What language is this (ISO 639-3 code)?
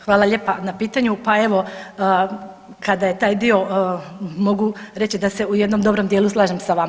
hrv